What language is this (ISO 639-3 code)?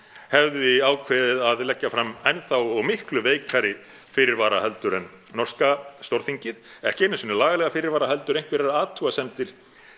isl